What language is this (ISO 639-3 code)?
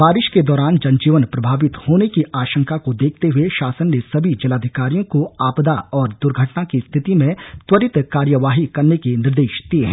hin